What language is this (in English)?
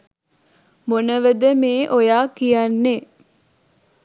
Sinhala